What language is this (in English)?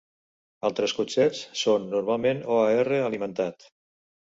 Catalan